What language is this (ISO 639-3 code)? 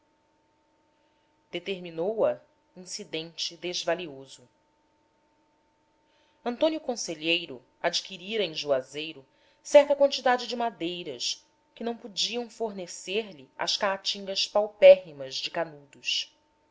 por